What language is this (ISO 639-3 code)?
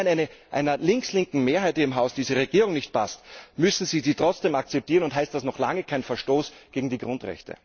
deu